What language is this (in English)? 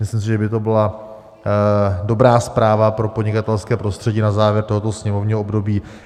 Czech